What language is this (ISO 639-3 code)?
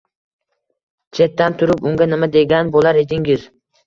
uzb